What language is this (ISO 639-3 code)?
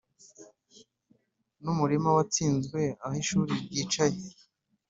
kin